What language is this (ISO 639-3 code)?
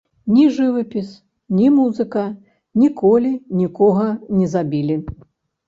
bel